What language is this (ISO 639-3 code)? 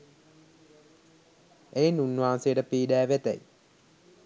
sin